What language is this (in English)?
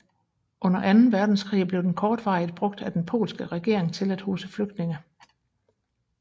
Danish